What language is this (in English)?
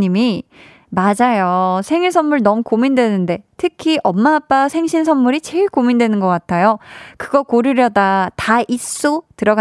Korean